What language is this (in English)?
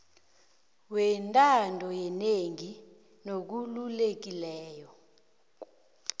South Ndebele